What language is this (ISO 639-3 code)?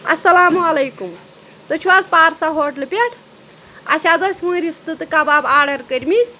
kas